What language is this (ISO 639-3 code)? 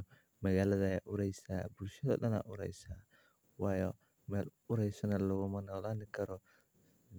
som